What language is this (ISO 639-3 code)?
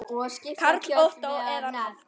isl